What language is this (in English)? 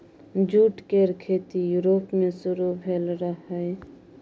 Maithili